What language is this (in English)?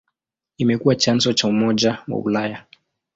Swahili